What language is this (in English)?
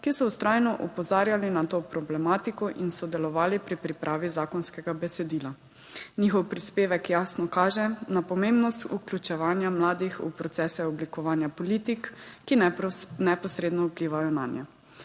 Slovenian